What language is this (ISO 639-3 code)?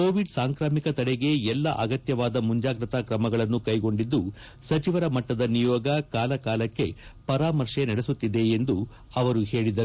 kan